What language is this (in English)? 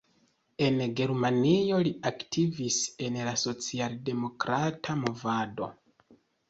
Esperanto